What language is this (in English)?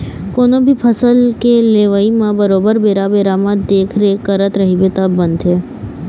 Chhattisgarhi